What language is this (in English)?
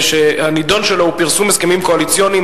Hebrew